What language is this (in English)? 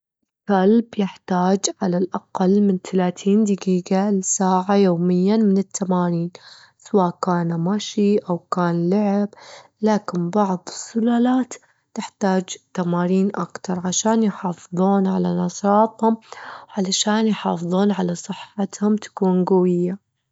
Gulf Arabic